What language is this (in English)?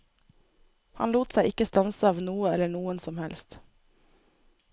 Norwegian